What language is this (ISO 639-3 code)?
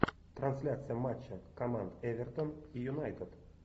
rus